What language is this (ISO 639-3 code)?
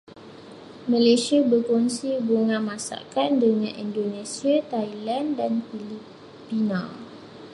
msa